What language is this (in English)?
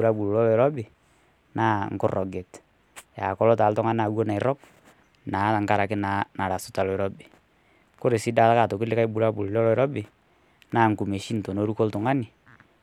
Masai